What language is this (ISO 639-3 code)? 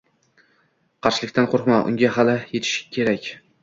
uzb